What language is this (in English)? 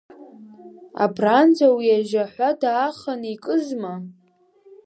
Abkhazian